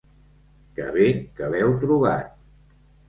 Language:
Catalan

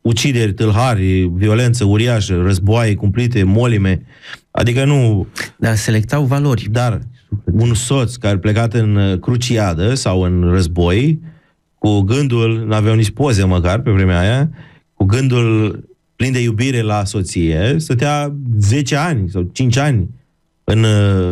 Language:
Romanian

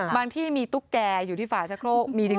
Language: Thai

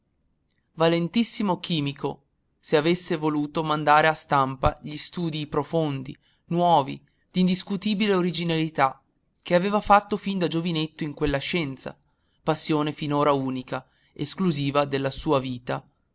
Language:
Italian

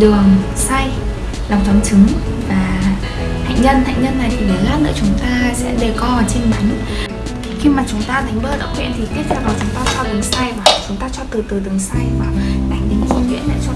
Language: Vietnamese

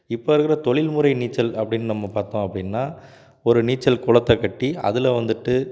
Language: Tamil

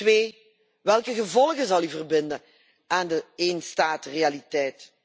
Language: Dutch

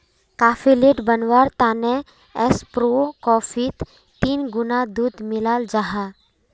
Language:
Magahi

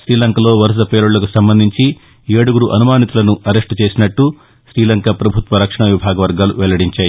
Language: Telugu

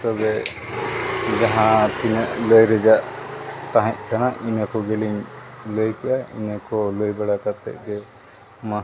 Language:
Santali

